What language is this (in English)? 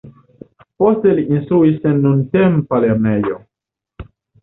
Esperanto